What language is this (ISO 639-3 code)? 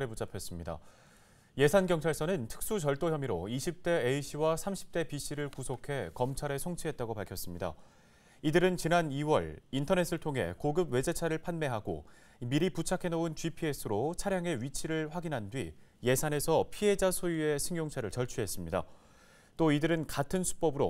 kor